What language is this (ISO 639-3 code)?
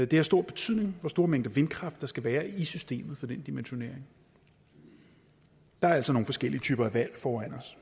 dan